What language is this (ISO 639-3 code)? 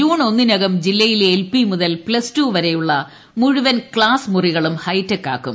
mal